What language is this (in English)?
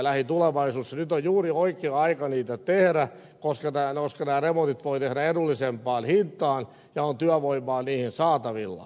Finnish